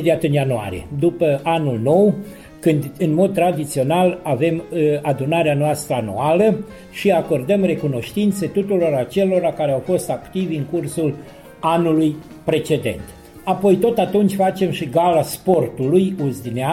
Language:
Romanian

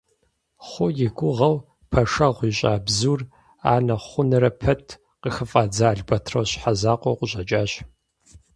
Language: Kabardian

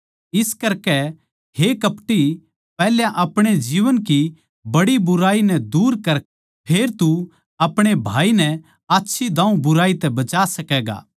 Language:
Haryanvi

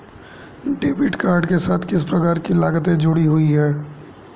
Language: Hindi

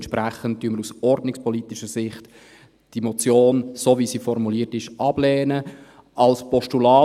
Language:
Swiss German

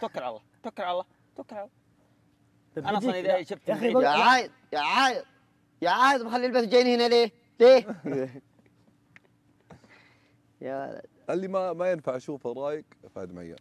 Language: Arabic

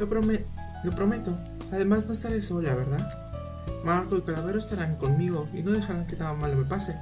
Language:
Spanish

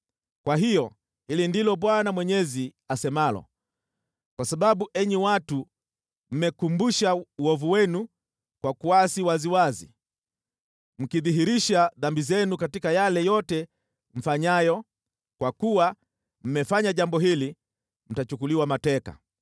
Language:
Swahili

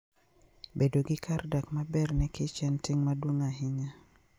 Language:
Luo (Kenya and Tanzania)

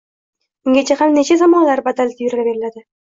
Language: Uzbek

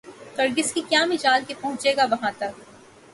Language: Urdu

